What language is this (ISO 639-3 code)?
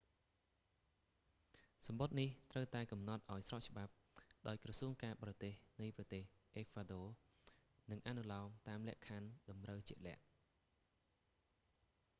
khm